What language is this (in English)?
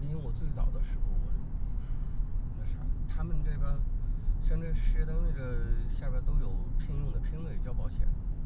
Chinese